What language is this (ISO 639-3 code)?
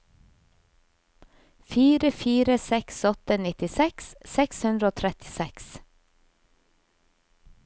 nor